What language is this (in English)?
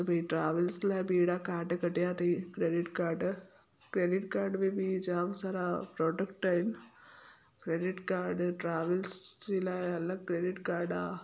Sindhi